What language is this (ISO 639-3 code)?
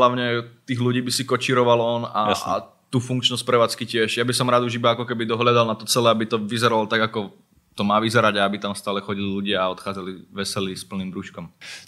slk